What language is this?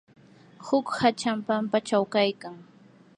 Yanahuanca Pasco Quechua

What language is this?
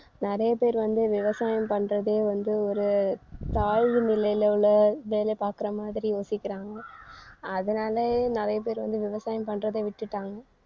Tamil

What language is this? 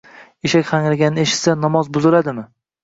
Uzbek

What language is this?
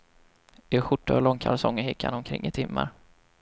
Swedish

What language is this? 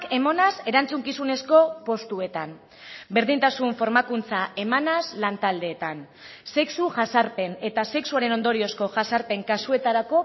Basque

